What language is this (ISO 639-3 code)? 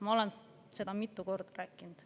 est